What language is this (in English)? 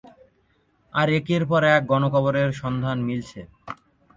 Bangla